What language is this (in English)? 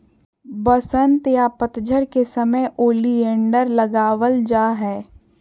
Magahi